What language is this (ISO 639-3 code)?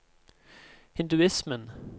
nor